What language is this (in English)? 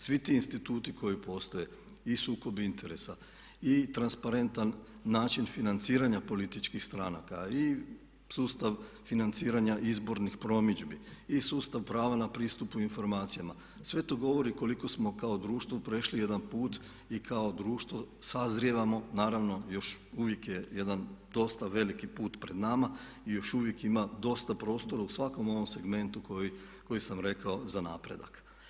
Croatian